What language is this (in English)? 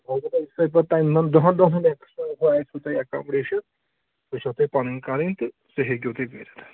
Kashmiri